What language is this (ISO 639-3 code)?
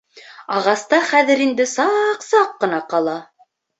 bak